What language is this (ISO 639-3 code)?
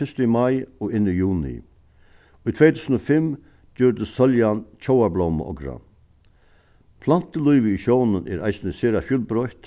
fao